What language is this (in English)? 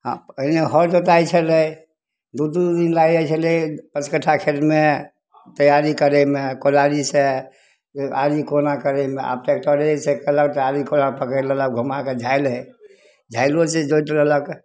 Maithili